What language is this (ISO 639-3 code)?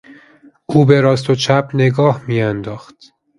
fas